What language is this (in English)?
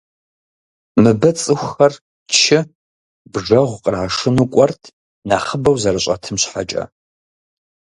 Kabardian